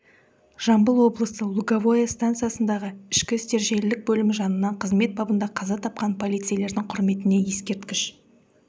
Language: Kazakh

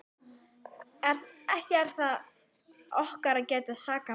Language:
Icelandic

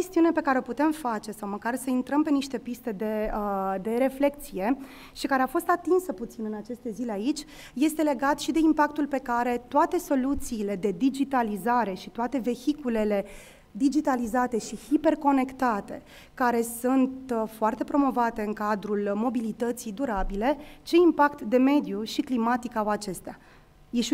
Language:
Romanian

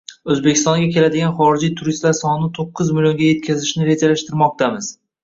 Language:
Uzbek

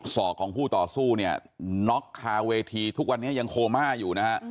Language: Thai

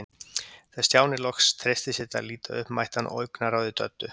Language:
Icelandic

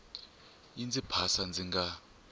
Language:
Tsonga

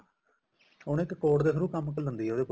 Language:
Punjabi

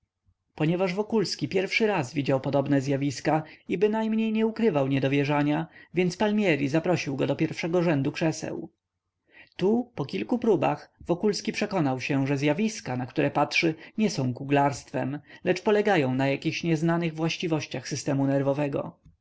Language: Polish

